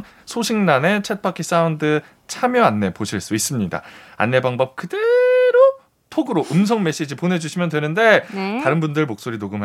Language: Korean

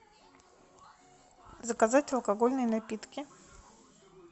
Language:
Russian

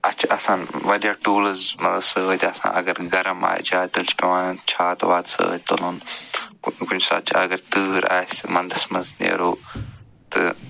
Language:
Kashmiri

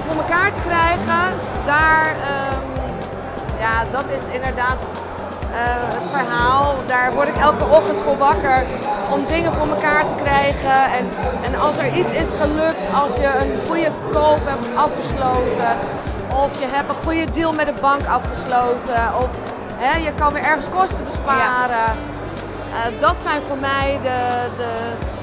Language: Dutch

